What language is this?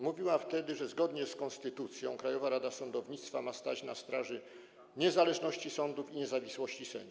Polish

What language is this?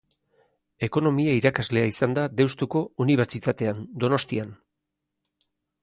Basque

